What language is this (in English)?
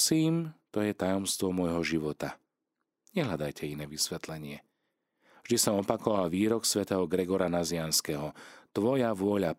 Slovak